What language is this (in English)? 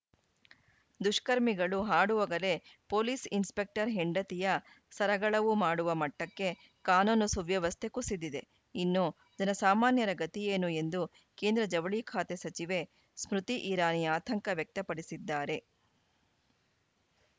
Kannada